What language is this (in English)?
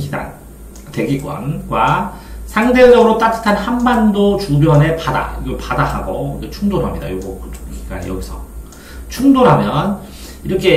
Korean